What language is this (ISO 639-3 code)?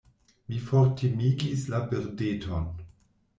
epo